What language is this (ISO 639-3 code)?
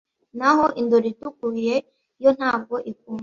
kin